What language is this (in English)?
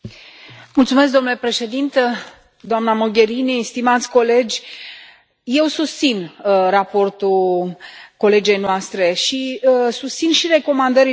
Romanian